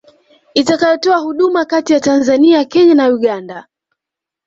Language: Swahili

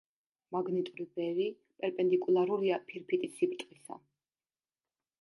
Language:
Georgian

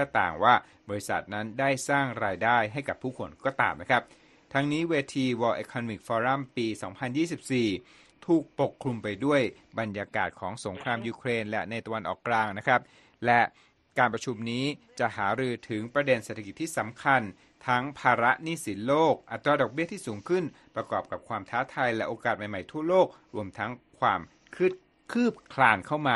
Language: Thai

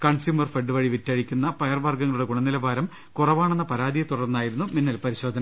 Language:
Malayalam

